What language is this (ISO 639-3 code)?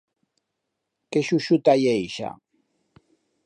arg